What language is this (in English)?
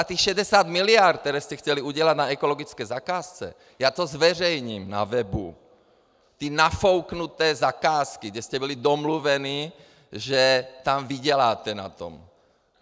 Czech